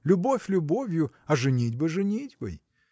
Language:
Russian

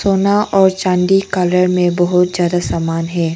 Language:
Hindi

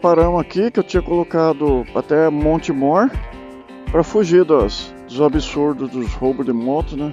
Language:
Portuguese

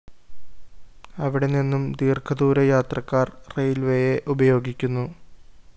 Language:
Malayalam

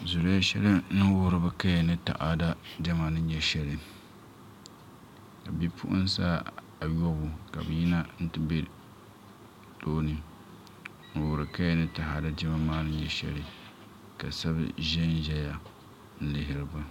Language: Dagbani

